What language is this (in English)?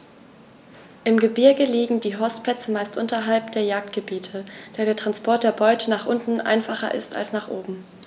German